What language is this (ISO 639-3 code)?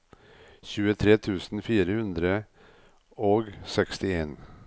nor